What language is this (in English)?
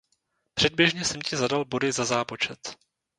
Czech